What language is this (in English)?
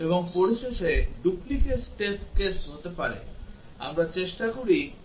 Bangla